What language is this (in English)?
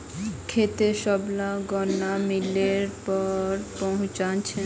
Magahi